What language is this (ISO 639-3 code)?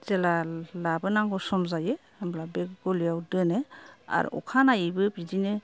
brx